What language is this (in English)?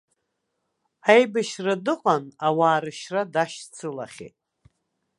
Abkhazian